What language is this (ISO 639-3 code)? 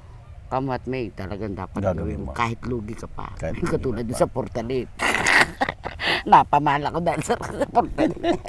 fil